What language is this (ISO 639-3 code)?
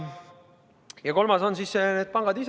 est